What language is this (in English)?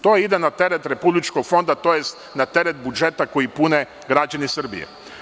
Serbian